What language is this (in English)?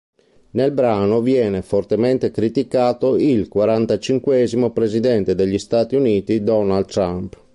Italian